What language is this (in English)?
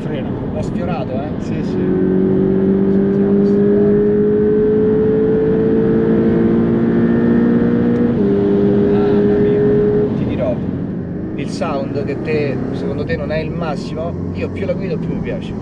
Italian